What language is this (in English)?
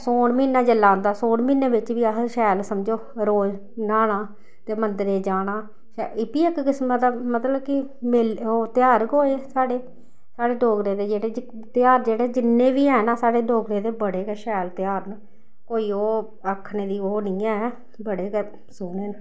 Dogri